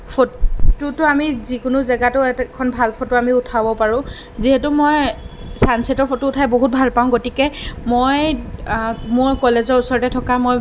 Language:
Assamese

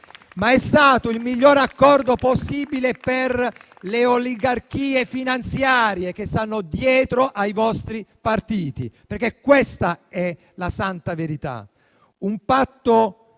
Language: Italian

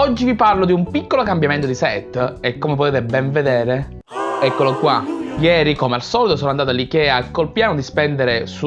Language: Italian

